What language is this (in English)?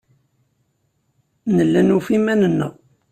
Kabyle